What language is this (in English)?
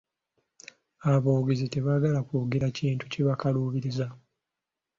Ganda